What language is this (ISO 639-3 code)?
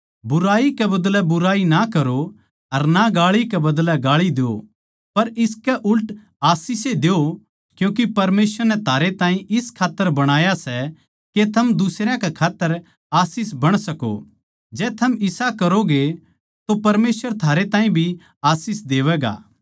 bgc